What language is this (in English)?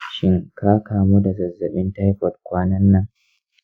Hausa